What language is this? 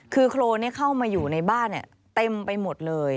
Thai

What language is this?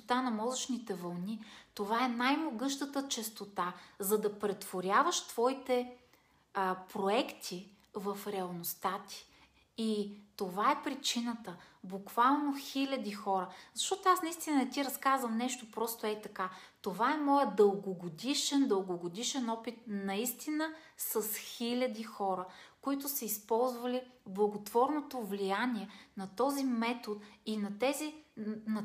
Bulgarian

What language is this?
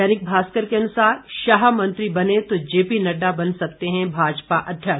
Hindi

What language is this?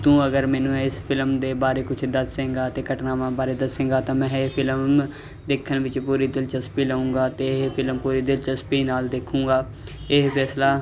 Punjabi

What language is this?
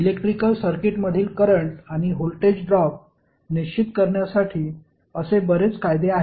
Marathi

